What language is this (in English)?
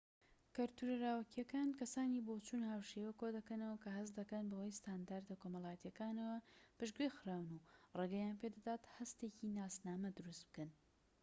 Central Kurdish